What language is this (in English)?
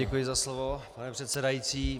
Czech